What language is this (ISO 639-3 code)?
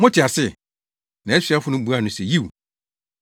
aka